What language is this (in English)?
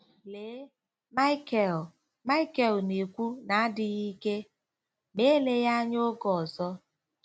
Igbo